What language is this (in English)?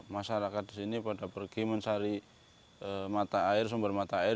Indonesian